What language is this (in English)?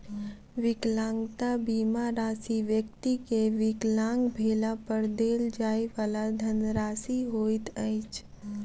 Maithili